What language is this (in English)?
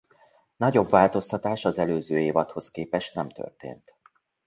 Hungarian